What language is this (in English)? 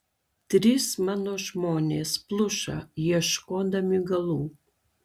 Lithuanian